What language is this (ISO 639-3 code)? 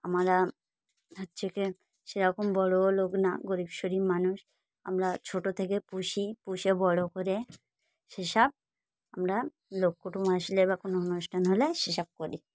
ben